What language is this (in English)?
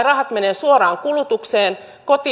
Finnish